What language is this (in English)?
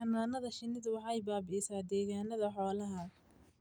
Somali